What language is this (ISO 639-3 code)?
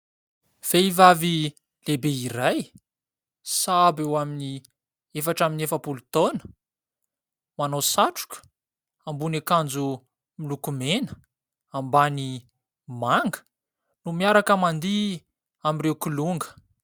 mlg